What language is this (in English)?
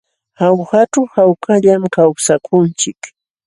Jauja Wanca Quechua